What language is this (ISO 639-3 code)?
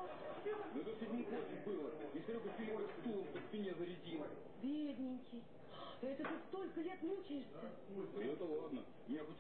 rus